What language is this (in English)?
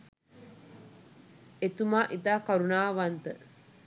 Sinhala